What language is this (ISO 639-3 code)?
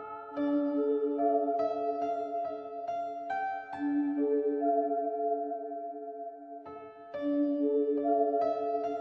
ita